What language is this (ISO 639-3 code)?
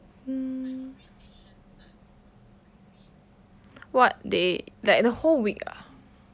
eng